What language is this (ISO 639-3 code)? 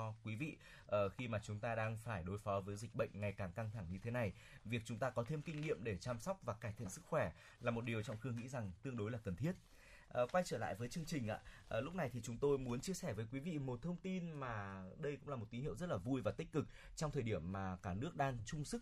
vie